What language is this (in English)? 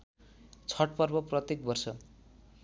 Nepali